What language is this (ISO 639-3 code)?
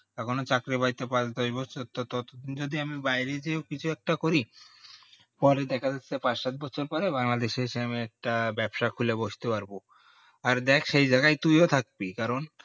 ben